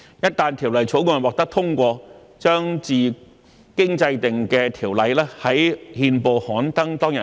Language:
Cantonese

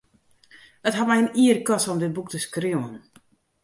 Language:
Western Frisian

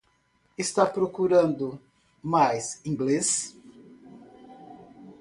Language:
Portuguese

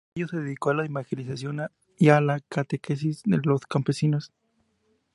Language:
Spanish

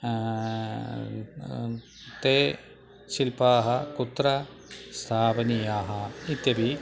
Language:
Sanskrit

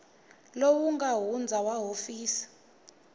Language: Tsonga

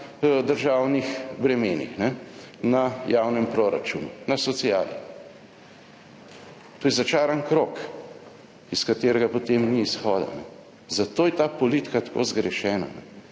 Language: Slovenian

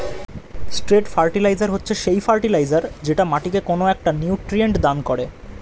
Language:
Bangla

